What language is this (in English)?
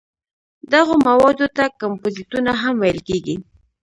Pashto